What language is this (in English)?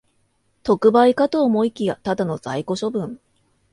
Japanese